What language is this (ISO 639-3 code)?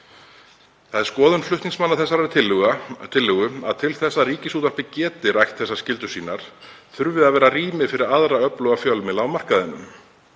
isl